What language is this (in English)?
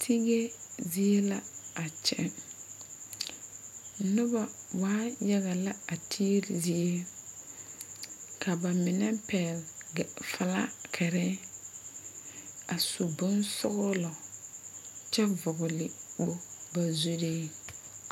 Southern Dagaare